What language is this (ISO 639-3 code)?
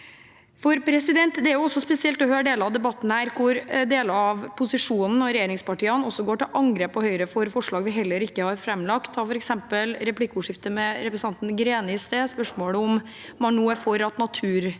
nor